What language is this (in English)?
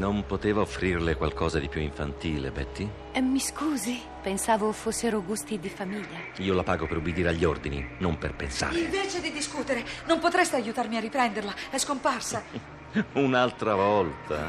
Italian